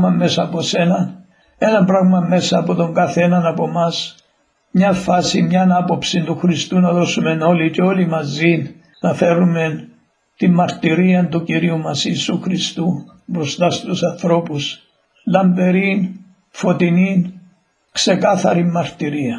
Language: Greek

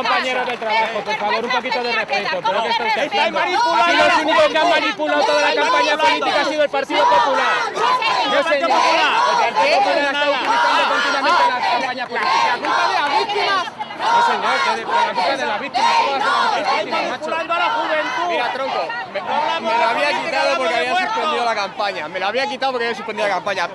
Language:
Spanish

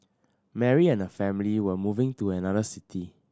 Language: English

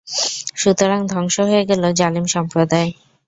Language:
Bangla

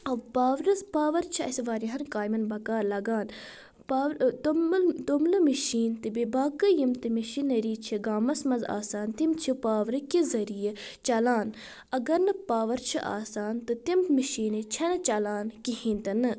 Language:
Kashmiri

